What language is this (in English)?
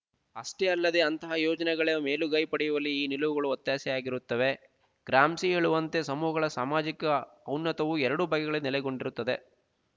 Kannada